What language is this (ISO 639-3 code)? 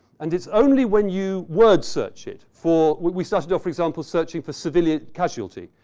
eng